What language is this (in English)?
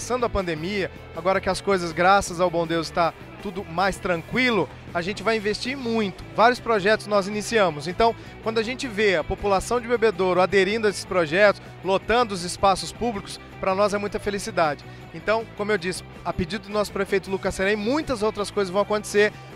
Portuguese